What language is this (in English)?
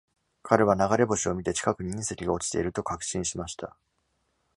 Japanese